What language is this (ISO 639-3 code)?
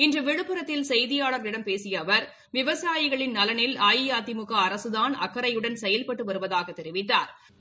tam